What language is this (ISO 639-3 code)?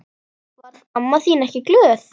isl